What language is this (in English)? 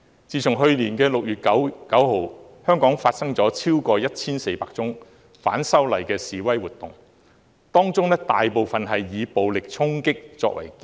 Cantonese